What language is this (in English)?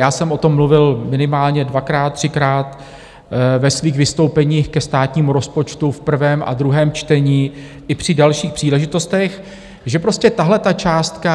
Czech